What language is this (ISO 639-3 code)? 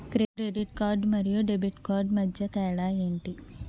tel